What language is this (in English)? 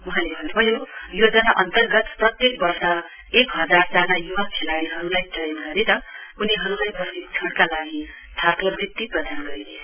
Nepali